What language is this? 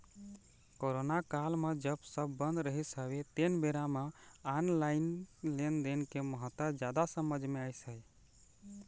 Chhattisgarhi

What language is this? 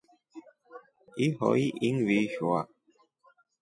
Rombo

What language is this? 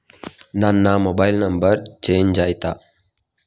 Kannada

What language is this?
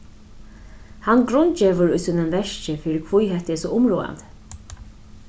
Faroese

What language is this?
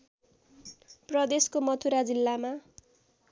Nepali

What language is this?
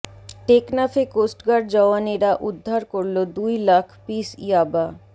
Bangla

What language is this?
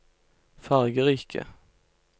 Norwegian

